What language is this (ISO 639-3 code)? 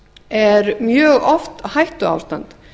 isl